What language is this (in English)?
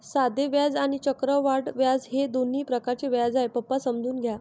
Marathi